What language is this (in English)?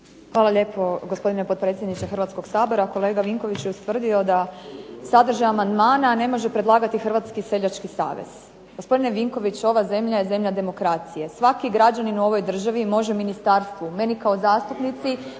Croatian